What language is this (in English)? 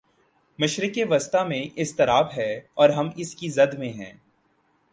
Urdu